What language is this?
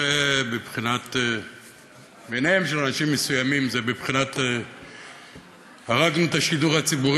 Hebrew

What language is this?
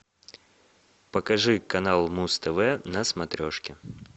Russian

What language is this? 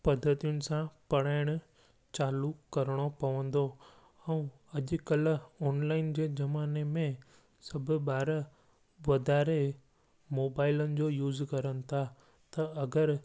Sindhi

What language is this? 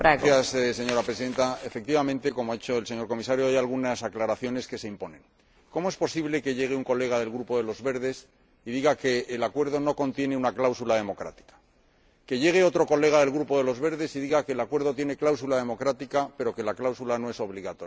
Spanish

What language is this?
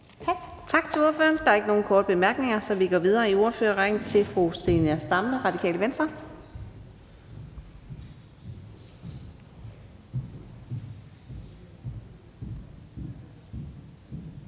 Danish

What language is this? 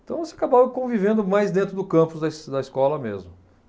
Portuguese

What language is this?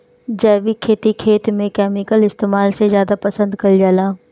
Bhojpuri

